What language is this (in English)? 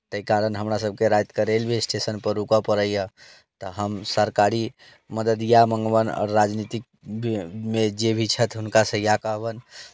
Maithili